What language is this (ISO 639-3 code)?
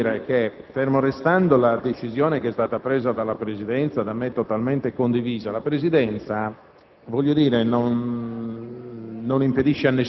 ita